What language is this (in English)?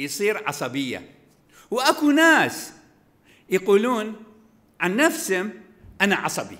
Arabic